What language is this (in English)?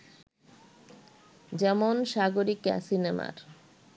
Bangla